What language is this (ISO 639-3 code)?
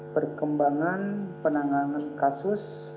ind